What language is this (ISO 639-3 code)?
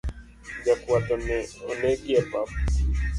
luo